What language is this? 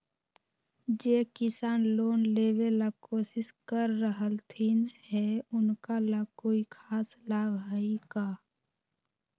Magahi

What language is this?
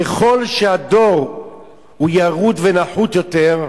Hebrew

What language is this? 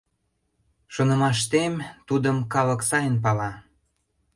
Mari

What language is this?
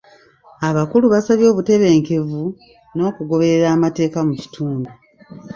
Ganda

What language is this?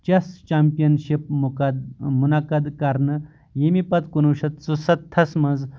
Kashmiri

